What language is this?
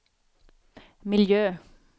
Swedish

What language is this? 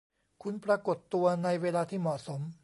Thai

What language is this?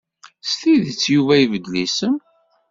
Kabyle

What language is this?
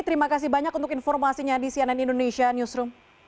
Indonesian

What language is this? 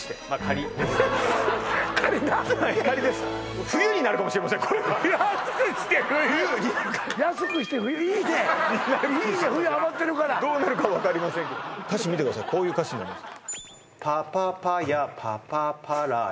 Japanese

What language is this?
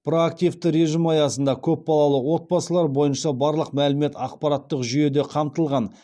Kazakh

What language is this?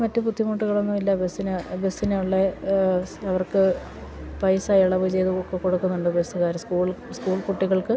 Malayalam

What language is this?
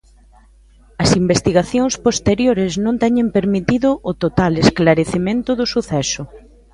Galician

